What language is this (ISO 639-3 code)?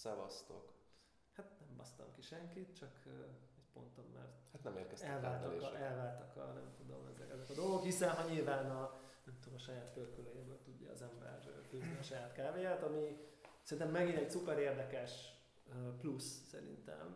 hun